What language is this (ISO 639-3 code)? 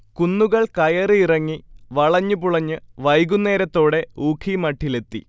mal